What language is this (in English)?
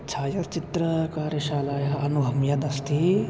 Sanskrit